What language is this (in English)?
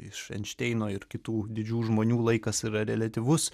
Lithuanian